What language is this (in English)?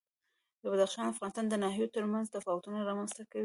Pashto